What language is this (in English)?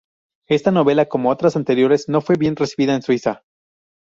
Spanish